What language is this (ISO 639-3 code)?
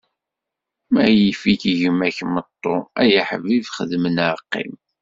kab